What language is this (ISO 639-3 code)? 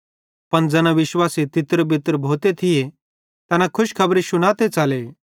bhd